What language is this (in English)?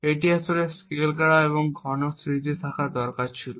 Bangla